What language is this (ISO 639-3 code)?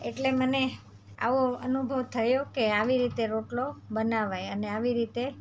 guj